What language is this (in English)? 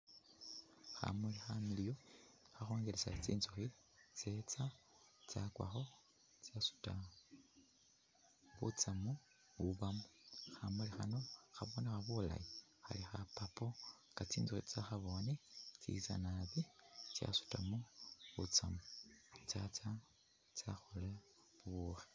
Masaaba